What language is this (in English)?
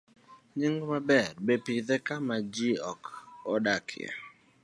Luo (Kenya and Tanzania)